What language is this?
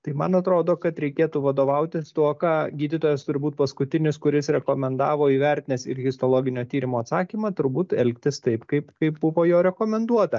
Lithuanian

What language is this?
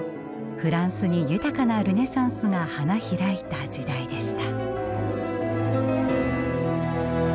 Japanese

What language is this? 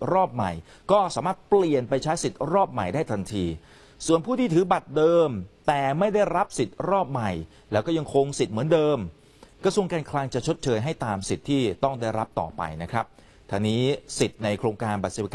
Thai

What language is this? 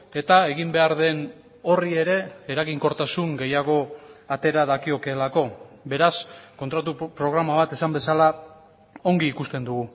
Basque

